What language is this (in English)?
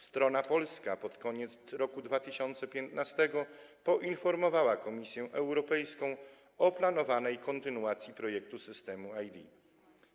Polish